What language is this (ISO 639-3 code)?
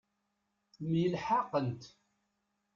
kab